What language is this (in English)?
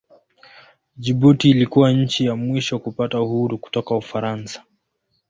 Swahili